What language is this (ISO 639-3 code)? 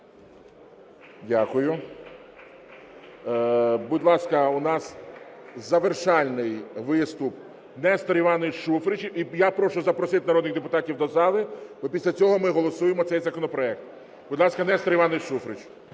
ukr